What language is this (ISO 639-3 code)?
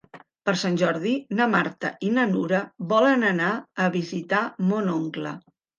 cat